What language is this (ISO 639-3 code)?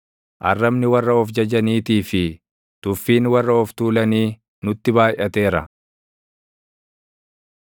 orm